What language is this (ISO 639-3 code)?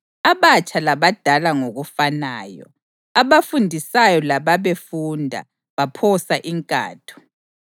nde